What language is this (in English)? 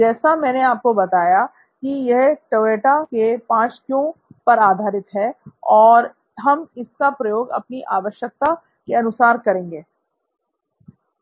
Hindi